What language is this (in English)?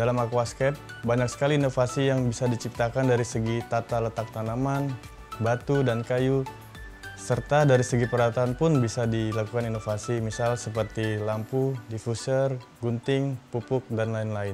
Indonesian